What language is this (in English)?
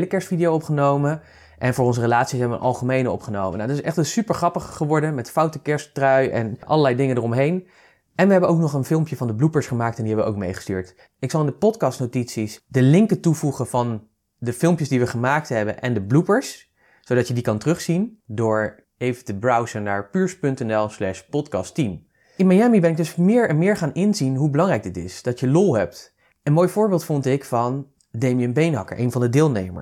Dutch